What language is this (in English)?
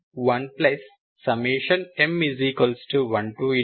Telugu